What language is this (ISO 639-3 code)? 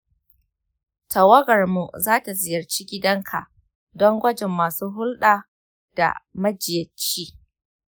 hau